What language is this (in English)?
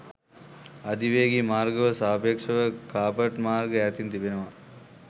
Sinhala